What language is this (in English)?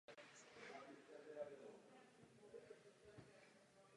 Czech